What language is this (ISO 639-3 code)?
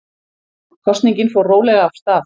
isl